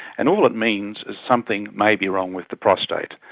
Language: English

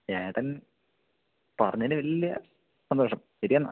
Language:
Malayalam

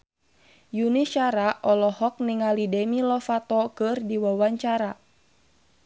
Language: Sundanese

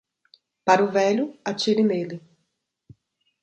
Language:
Portuguese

